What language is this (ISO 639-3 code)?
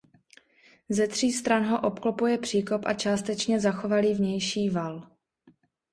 ces